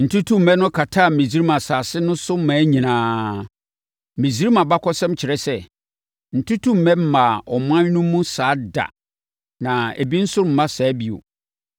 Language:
Akan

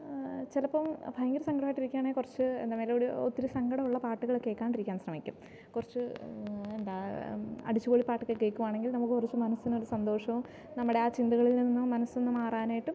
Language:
Malayalam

